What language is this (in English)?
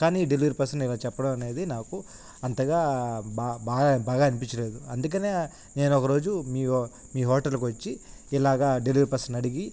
Telugu